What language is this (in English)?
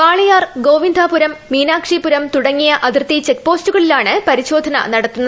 Malayalam